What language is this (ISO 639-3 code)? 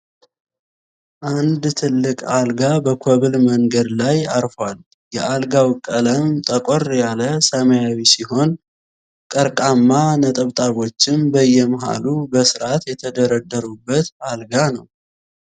amh